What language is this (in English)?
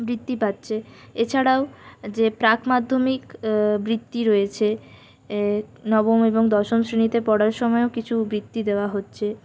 Bangla